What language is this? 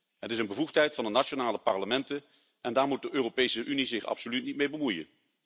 Dutch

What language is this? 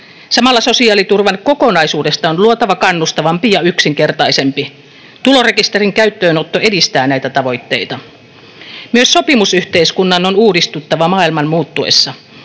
Finnish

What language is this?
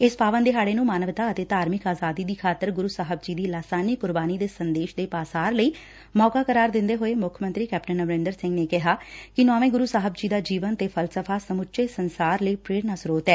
Punjabi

